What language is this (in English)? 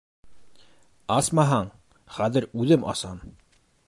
Bashkir